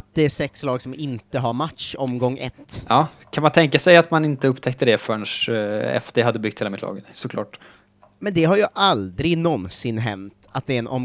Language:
Swedish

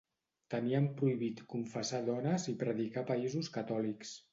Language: Catalan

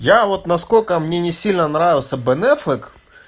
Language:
Russian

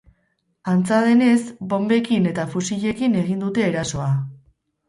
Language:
Basque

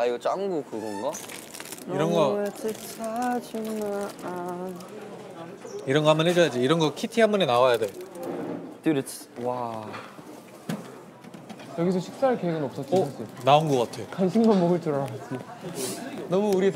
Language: Korean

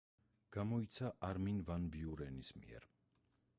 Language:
Georgian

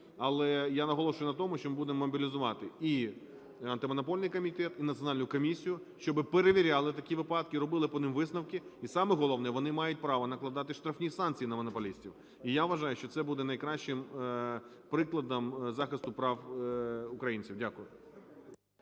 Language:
Ukrainian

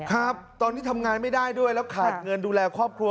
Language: Thai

